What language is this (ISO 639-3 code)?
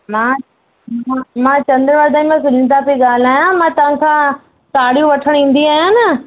snd